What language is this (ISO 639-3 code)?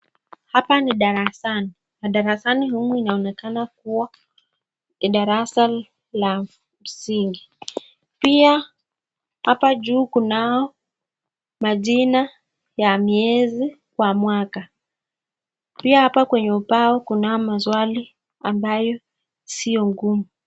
swa